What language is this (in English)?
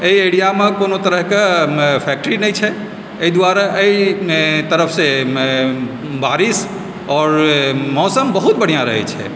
Maithili